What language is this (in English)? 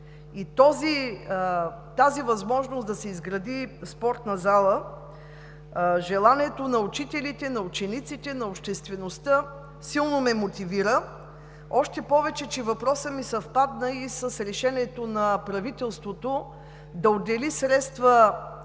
Bulgarian